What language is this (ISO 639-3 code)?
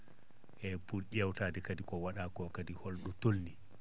ful